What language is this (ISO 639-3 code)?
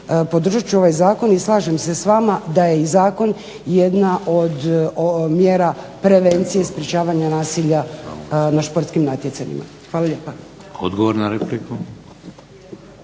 hrv